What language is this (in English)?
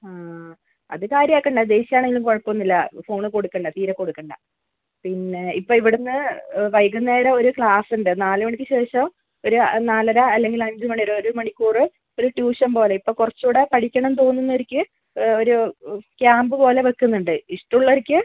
Malayalam